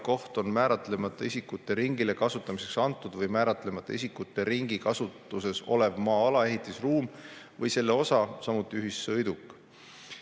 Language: Estonian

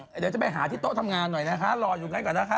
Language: Thai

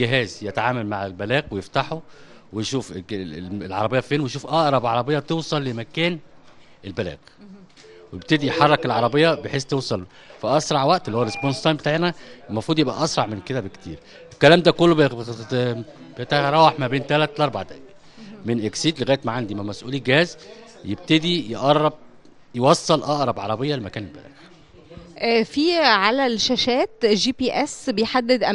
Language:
Arabic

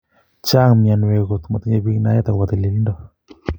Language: Kalenjin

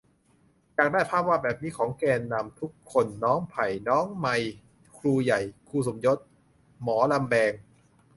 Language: Thai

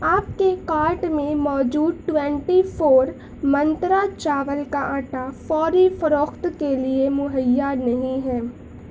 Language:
Urdu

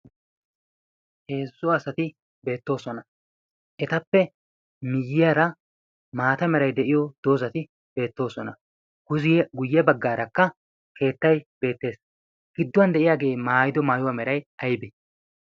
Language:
Wolaytta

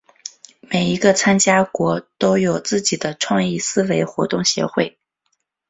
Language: Chinese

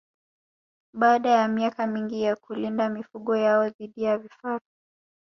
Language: Swahili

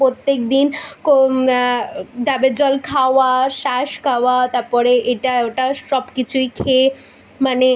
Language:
Bangla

